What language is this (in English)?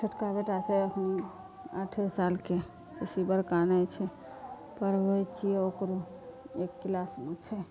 Maithili